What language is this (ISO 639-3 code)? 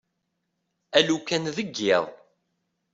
kab